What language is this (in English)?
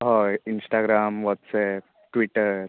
Konkani